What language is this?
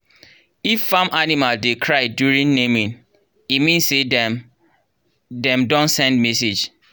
Nigerian Pidgin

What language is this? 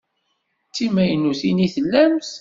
Kabyle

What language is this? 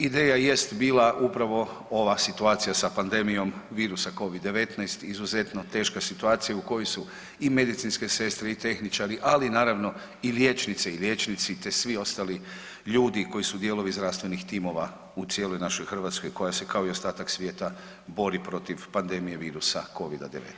Croatian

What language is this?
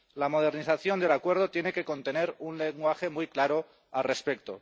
Spanish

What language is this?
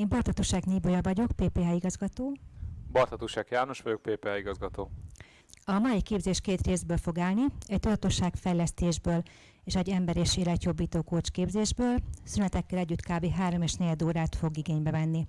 Hungarian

